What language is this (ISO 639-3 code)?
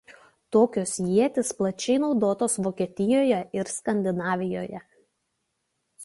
lit